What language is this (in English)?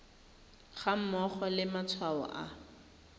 Tswana